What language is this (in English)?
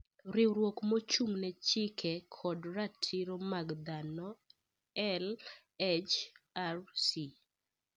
Luo (Kenya and Tanzania)